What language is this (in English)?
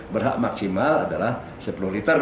Indonesian